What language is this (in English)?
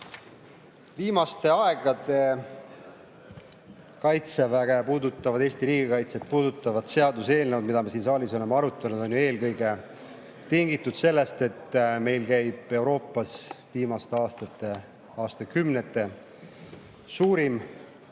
Estonian